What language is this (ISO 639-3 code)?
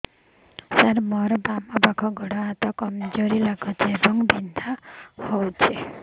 ori